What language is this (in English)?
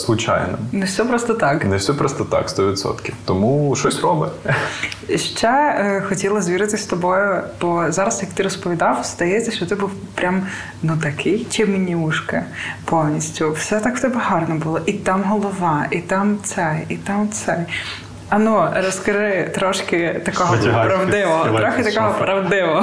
Ukrainian